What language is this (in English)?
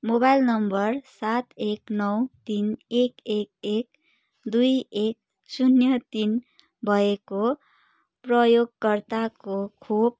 Nepali